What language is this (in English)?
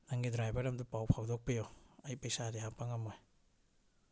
Manipuri